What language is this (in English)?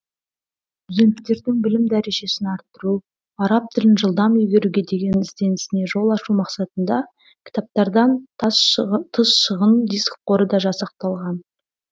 Kazakh